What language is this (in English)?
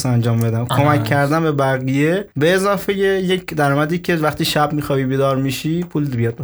Persian